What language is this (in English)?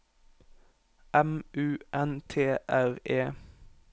Norwegian